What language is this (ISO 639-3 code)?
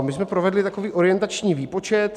ces